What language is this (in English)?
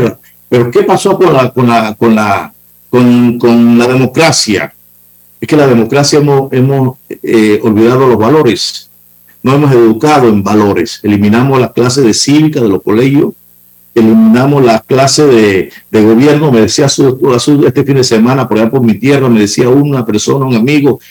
Spanish